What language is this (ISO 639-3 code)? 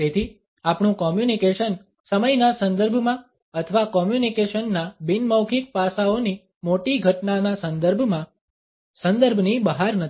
guj